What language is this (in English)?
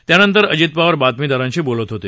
Marathi